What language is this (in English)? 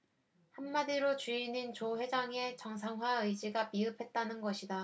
Korean